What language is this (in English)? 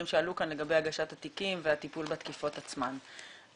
Hebrew